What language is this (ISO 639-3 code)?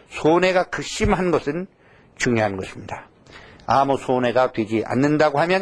kor